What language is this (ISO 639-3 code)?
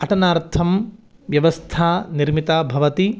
san